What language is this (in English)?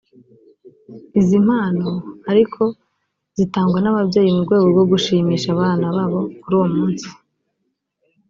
Kinyarwanda